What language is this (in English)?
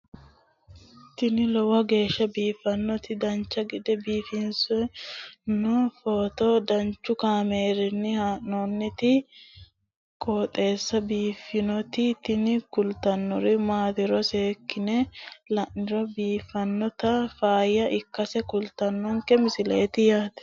Sidamo